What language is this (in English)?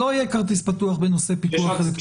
Hebrew